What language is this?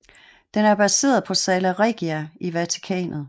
Danish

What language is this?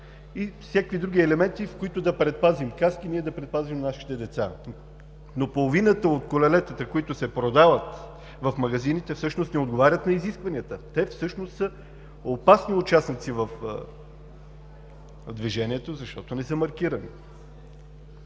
Bulgarian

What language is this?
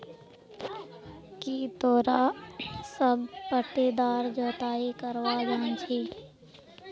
Magahi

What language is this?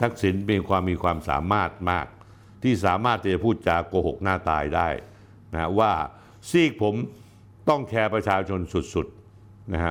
Thai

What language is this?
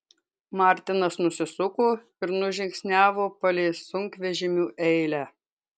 Lithuanian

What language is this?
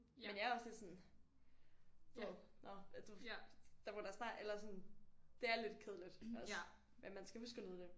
Danish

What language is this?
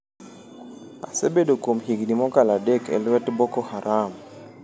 Luo (Kenya and Tanzania)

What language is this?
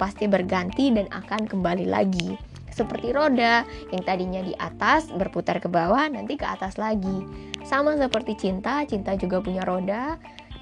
Indonesian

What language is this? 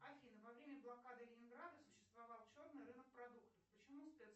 Russian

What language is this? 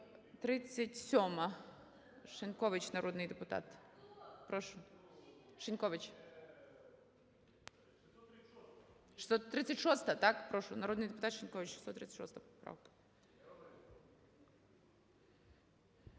Ukrainian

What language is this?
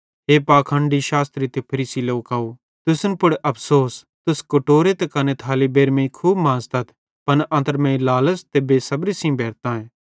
Bhadrawahi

